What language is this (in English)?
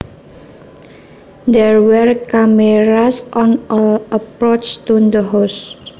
Javanese